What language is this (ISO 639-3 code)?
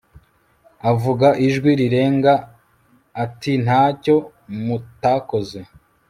kin